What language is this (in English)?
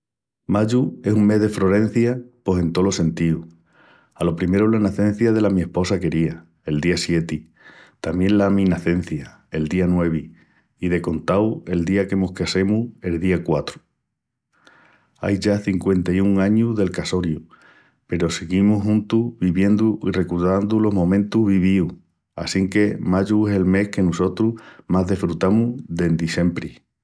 Extremaduran